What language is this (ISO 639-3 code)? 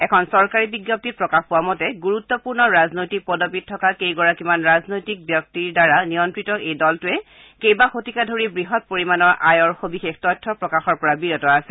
asm